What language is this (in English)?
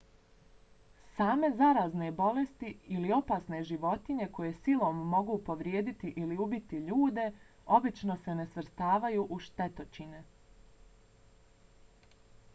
Bosnian